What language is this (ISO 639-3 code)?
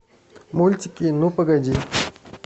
rus